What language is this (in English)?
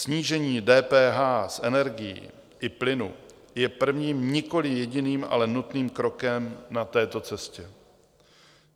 Czech